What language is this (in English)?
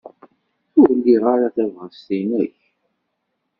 Kabyle